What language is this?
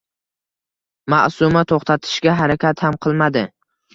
Uzbek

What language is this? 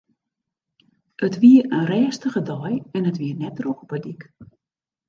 Western Frisian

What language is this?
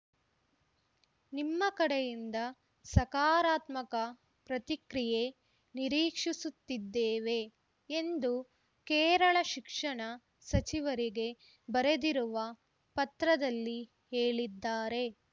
Kannada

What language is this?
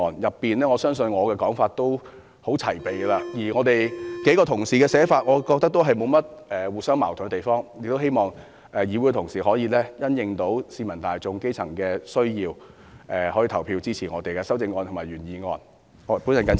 Cantonese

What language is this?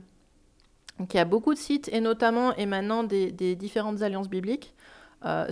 French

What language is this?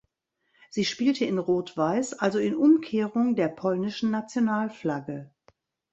German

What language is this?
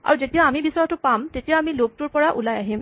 Assamese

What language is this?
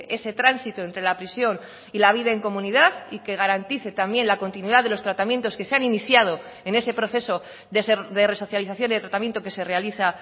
Spanish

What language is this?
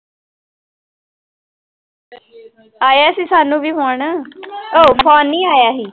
Punjabi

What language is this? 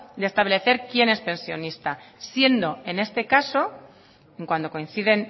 Spanish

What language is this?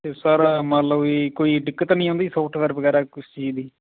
Punjabi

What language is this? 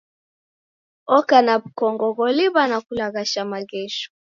Taita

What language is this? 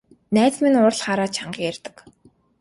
Mongolian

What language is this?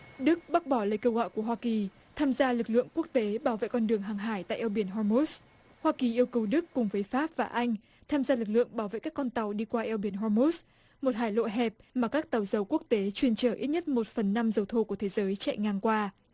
Vietnamese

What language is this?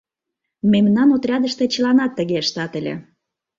Mari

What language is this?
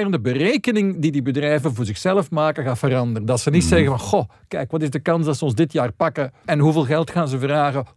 Dutch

